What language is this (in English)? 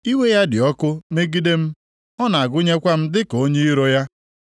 Igbo